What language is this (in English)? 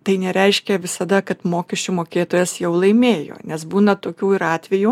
Lithuanian